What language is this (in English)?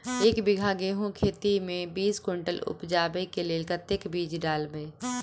Maithili